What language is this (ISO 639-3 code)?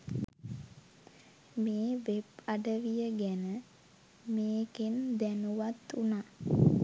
sin